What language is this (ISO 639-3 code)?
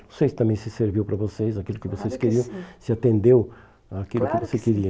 por